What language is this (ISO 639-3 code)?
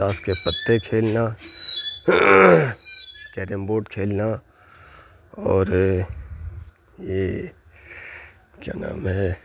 urd